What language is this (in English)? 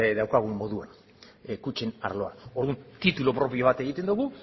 Basque